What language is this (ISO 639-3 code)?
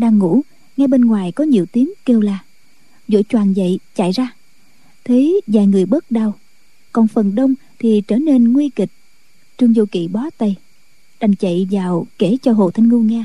vie